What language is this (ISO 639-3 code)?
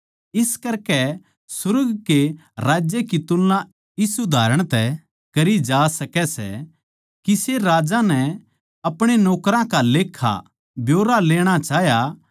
bgc